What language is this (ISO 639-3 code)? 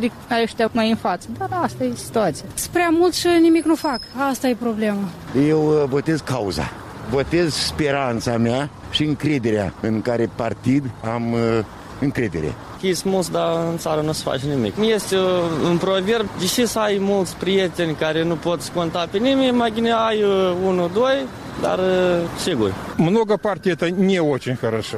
ron